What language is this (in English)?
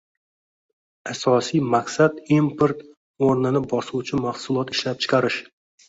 Uzbek